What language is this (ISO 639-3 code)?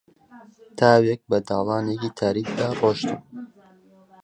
ckb